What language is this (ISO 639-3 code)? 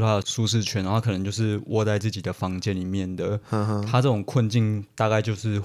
zho